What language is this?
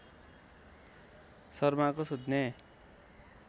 Nepali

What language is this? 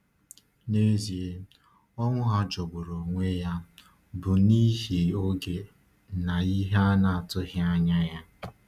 Igbo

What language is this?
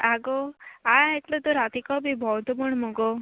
Konkani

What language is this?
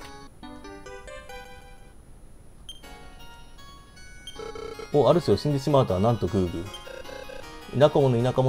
Japanese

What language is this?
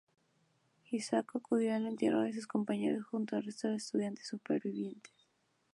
Spanish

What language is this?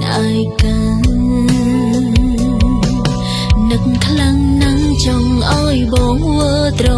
Vietnamese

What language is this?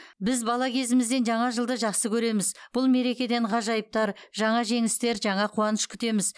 Kazakh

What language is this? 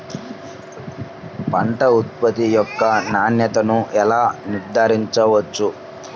Telugu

